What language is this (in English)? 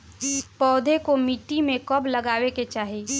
Bhojpuri